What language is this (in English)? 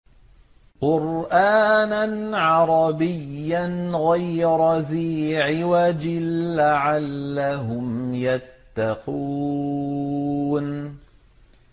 Arabic